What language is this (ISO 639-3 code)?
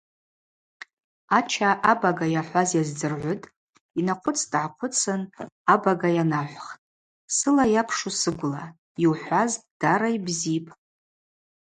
abq